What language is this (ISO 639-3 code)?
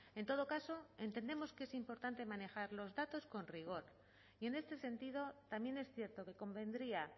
spa